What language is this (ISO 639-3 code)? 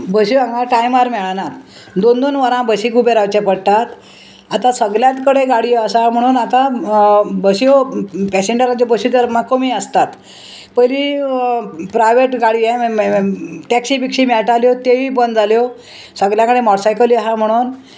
kok